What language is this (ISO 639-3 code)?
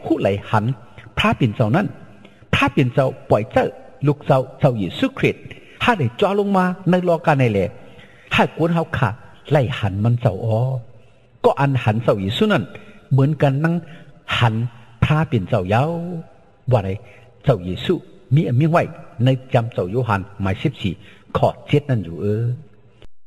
tha